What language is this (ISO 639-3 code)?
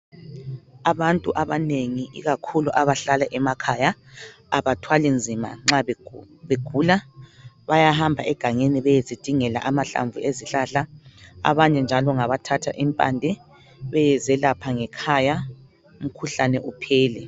nde